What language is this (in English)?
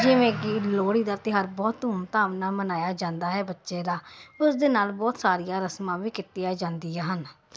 Punjabi